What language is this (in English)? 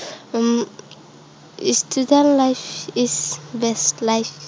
Assamese